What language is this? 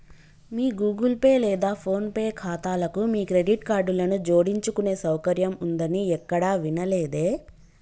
Telugu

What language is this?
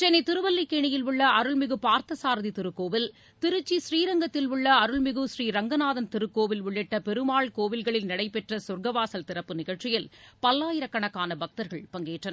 Tamil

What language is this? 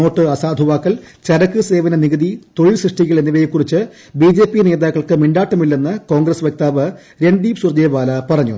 Malayalam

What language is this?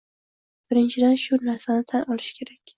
Uzbek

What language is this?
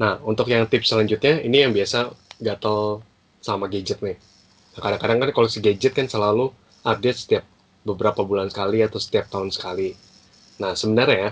Indonesian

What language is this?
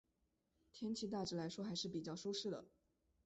Chinese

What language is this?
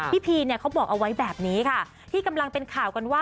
Thai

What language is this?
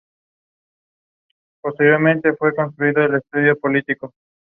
Spanish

